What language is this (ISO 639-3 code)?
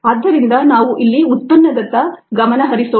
kan